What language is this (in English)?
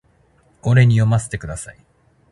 Japanese